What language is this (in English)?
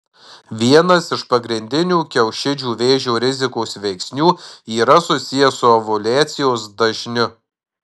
Lithuanian